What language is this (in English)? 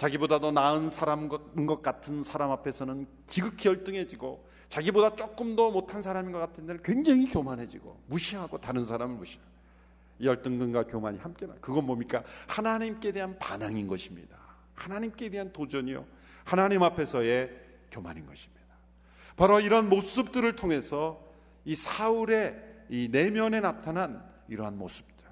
Korean